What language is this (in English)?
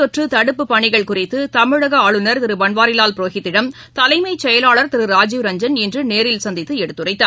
Tamil